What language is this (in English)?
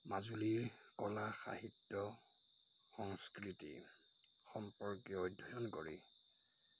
Assamese